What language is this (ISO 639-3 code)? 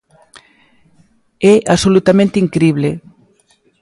glg